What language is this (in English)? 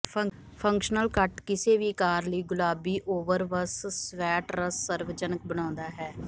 Punjabi